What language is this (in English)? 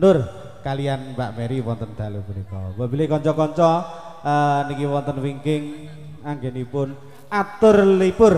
Indonesian